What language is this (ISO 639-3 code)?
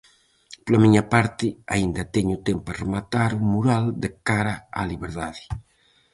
glg